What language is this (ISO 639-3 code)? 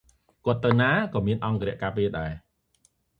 khm